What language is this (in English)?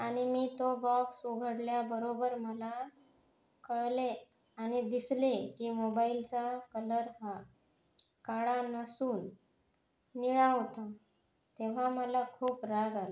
Marathi